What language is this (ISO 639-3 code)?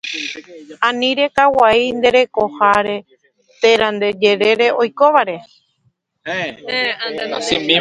grn